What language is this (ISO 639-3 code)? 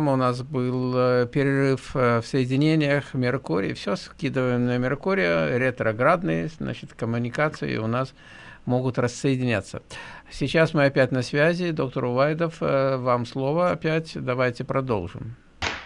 rus